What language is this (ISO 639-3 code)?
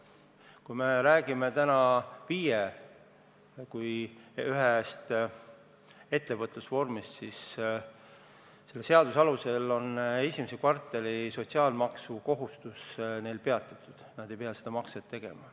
est